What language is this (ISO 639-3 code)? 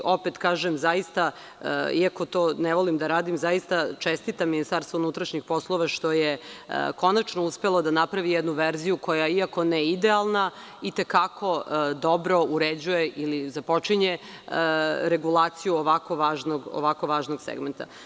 srp